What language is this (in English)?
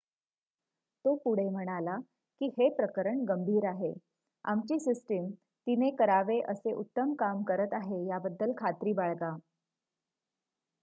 Marathi